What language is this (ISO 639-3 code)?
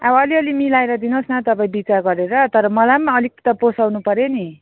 nep